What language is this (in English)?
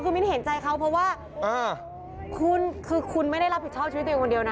Thai